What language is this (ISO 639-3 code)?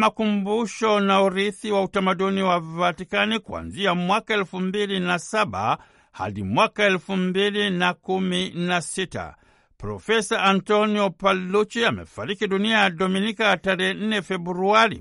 swa